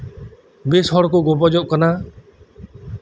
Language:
Santali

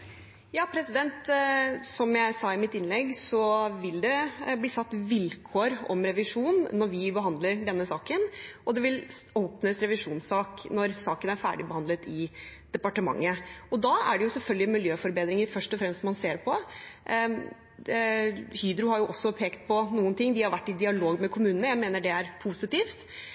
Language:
Norwegian Bokmål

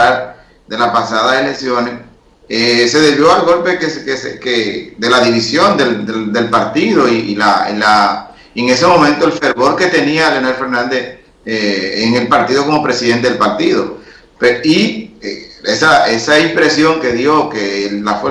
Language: Spanish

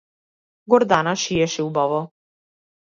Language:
Macedonian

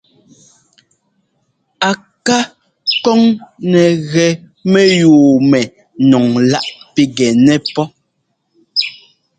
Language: Ngomba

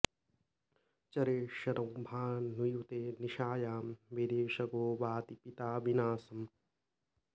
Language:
Sanskrit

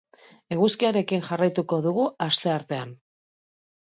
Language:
Basque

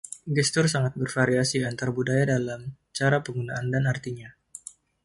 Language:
Indonesian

